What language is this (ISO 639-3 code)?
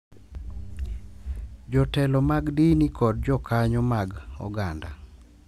luo